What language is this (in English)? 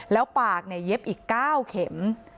Thai